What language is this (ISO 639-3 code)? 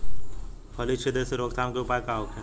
bho